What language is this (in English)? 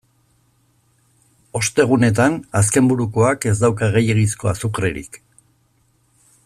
Basque